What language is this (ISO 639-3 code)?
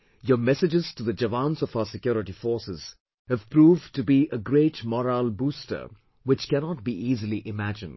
eng